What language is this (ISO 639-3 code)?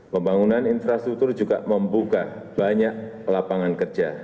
ind